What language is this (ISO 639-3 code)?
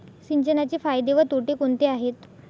mar